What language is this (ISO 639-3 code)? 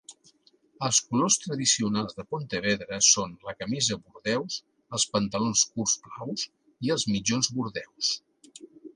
cat